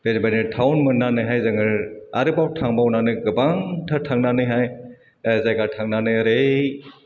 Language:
Bodo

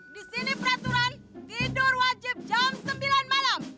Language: Indonesian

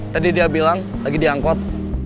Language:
Indonesian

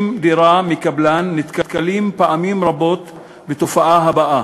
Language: Hebrew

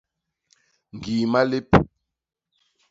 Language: Basaa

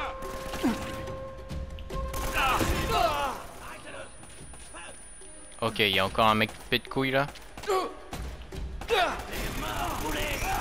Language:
French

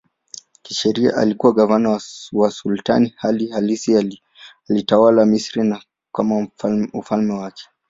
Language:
Swahili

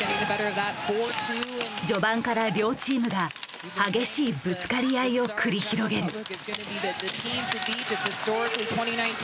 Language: Japanese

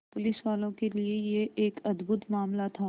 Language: Hindi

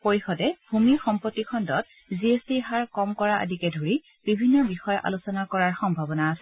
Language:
Assamese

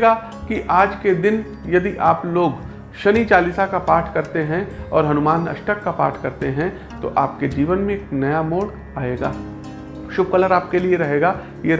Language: Hindi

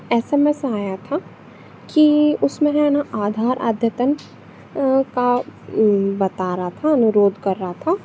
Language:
Hindi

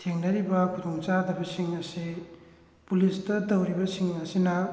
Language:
Manipuri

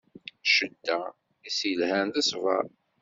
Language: Kabyle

